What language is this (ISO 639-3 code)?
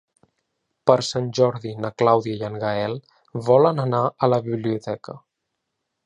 cat